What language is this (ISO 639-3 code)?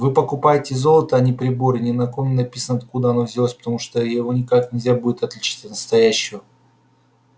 rus